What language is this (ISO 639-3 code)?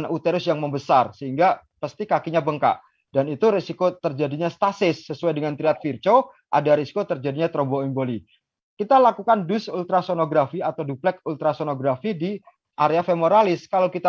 ind